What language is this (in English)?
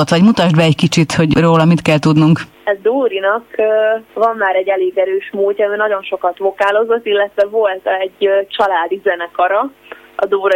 Hungarian